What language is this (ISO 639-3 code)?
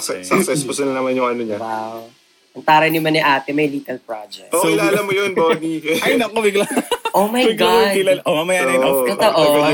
fil